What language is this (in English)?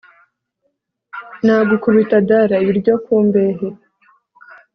Kinyarwanda